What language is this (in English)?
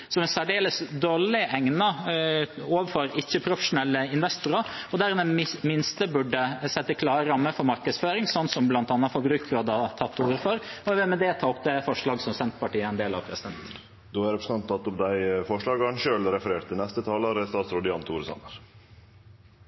Norwegian